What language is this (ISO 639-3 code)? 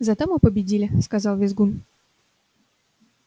rus